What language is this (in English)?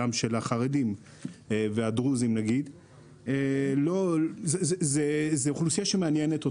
Hebrew